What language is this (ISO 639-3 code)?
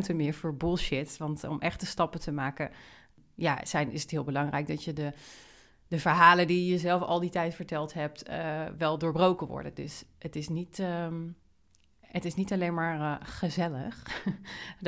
nld